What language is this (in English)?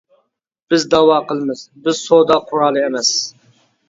Uyghur